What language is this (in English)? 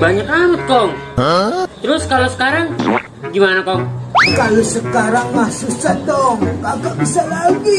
Indonesian